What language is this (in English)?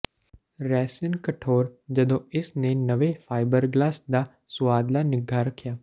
Punjabi